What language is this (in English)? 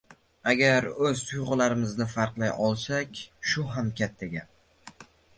Uzbek